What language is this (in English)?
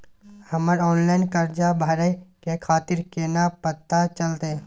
Maithili